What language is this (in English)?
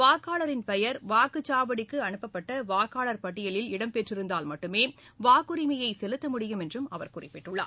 Tamil